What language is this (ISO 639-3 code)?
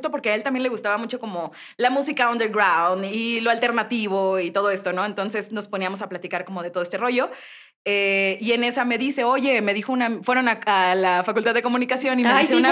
spa